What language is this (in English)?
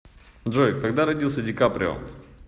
Russian